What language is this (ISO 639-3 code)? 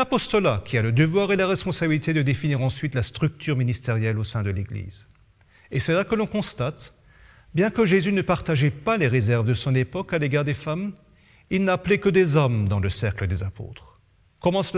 fra